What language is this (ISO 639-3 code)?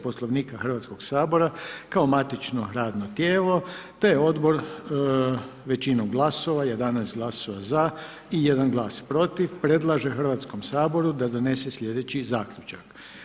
hrv